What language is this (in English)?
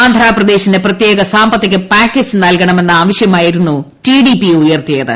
Malayalam